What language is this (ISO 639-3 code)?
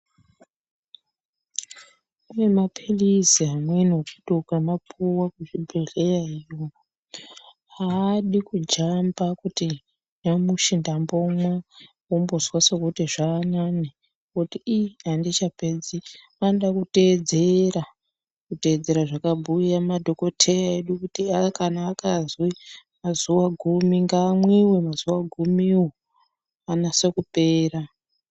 ndc